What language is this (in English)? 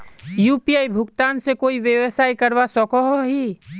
Magahi